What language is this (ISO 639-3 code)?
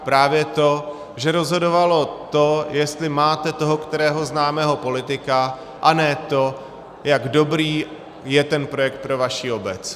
ces